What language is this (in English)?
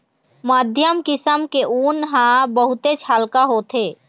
Chhattisgarhi